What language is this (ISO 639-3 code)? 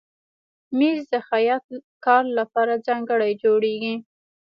pus